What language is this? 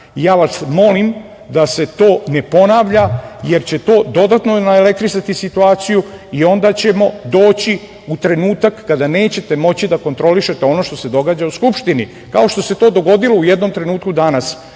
Serbian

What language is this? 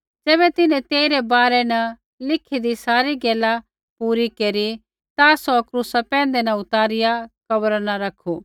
Kullu Pahari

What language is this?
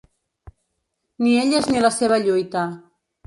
Catalan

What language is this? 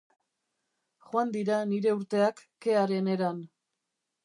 Basque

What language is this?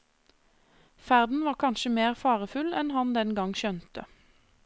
Norwegian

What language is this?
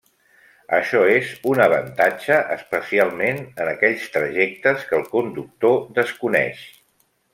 Catalan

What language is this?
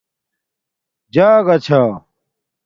Domaaki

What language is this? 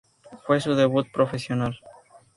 Spanish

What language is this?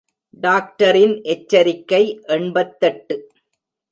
Tamil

